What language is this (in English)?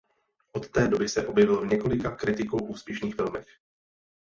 Czech